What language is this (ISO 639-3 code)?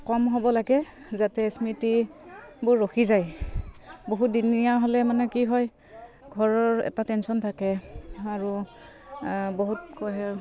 asm